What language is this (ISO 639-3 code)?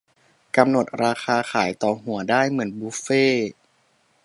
tha